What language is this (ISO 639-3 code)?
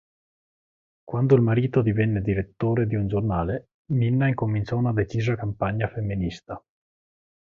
ita